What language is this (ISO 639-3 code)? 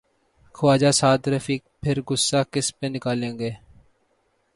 urd